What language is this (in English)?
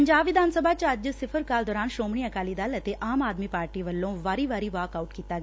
Punjabi